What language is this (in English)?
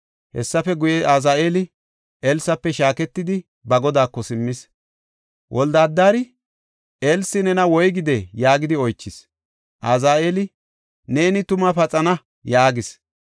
Gofa